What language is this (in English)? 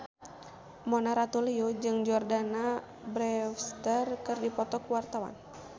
Sundanese